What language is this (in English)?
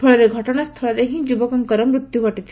Odia